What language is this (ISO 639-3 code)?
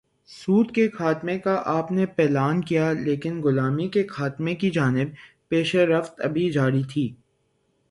urd